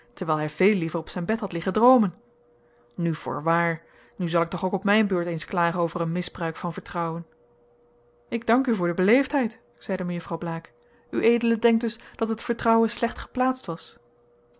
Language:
Dutch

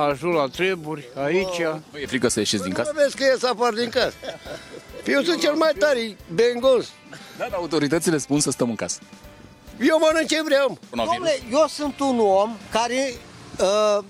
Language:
Romanian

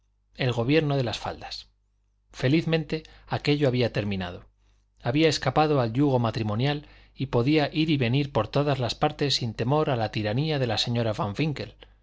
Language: Spanish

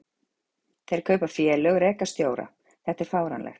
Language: Icelandic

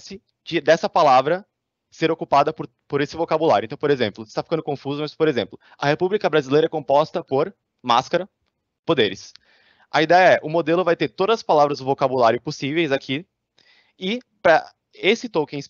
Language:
Portuguese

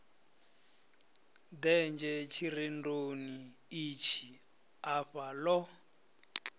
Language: Venda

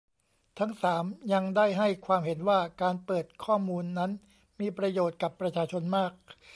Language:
Thai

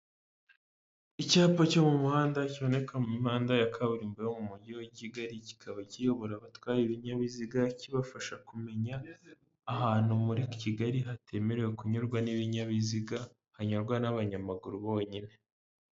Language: Kinyarwanda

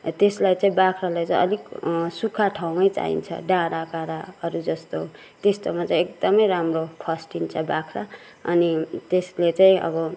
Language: Nepali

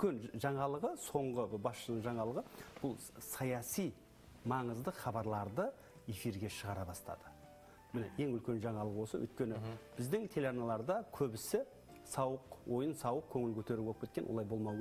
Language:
Turkish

